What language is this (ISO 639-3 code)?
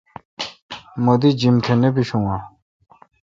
xka